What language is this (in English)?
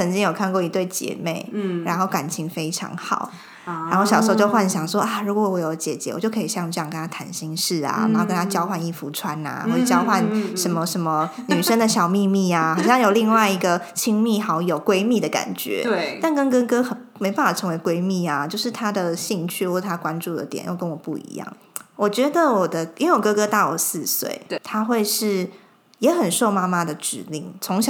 Chinese